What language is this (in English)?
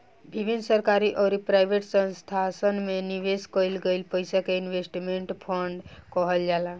Bhojpuri